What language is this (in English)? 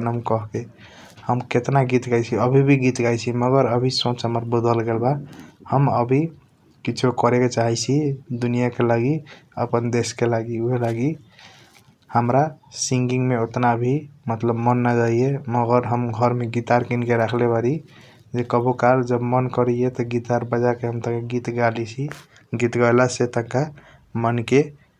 Kochila Tharu